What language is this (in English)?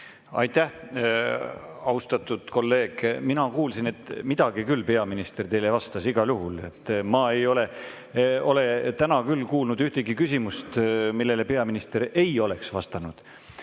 Estonian